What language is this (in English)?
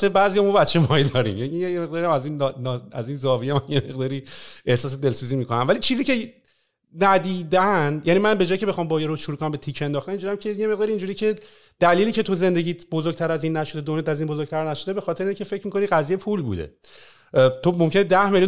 Persian